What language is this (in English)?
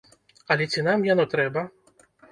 Belarusian